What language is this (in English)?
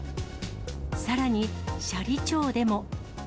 Japanese